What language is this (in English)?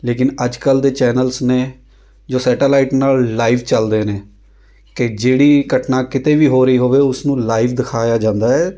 Punjabi